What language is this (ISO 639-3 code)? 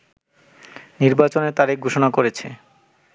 ben